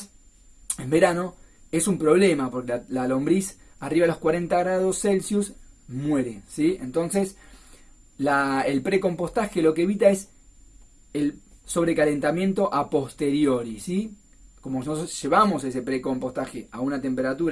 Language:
Spanish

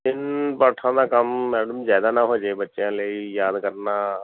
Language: Punjabi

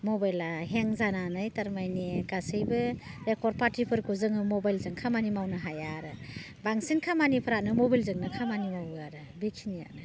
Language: Bodo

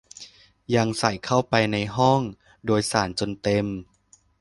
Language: Thai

